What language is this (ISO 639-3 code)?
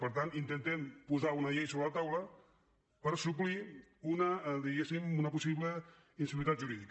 cat